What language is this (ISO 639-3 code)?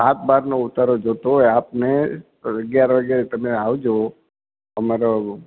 guj